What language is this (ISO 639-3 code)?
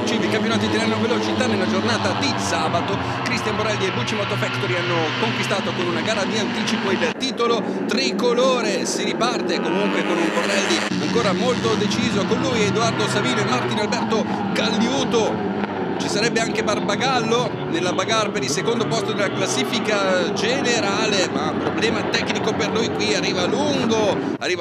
ita